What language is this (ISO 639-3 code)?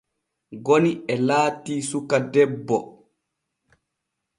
fue